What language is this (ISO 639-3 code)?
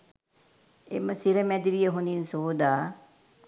sin